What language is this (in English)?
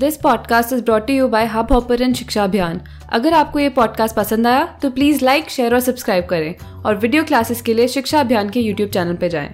Hindi